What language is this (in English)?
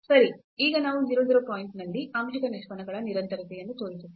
Kannada